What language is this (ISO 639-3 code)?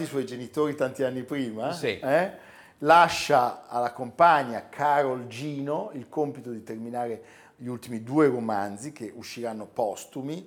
ita